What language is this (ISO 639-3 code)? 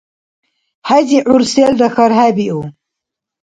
dar